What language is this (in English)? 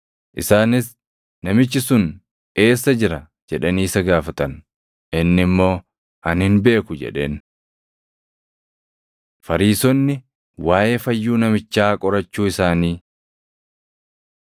Oromo